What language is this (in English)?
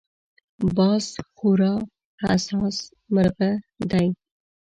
Pashto